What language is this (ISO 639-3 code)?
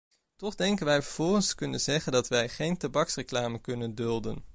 nld